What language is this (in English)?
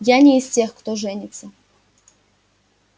Russian